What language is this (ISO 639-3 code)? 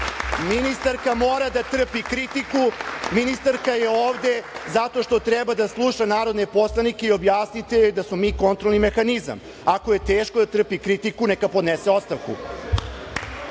srp